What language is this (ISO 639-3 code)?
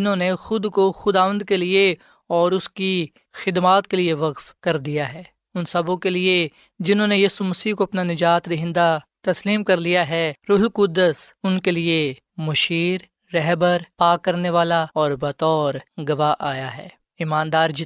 urd